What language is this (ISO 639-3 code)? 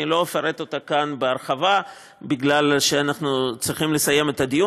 heb